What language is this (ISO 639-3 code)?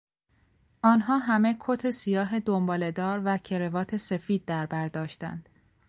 fas